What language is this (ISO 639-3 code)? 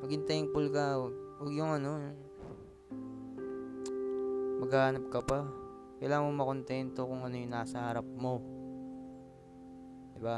fil